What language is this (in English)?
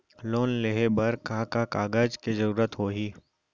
Chhattisgarhi